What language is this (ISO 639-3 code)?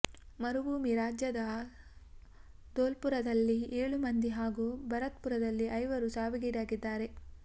kan